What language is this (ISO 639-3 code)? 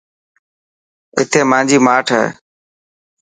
mki